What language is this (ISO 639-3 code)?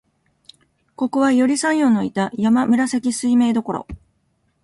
jpn